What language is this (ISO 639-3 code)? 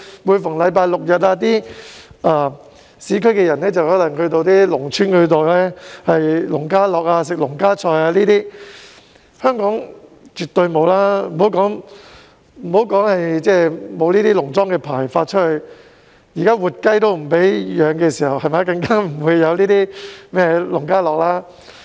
yue